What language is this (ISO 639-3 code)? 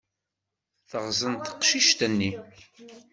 kab